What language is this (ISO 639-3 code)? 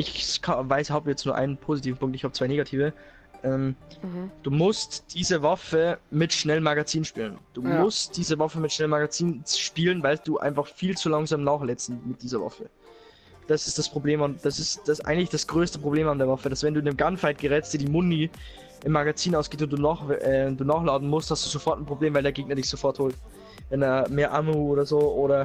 deu